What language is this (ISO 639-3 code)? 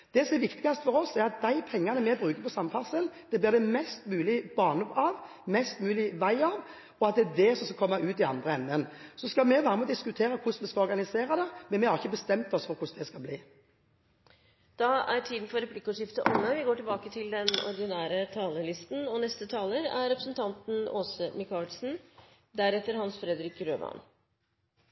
nor